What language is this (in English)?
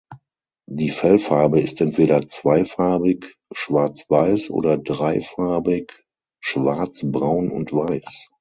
German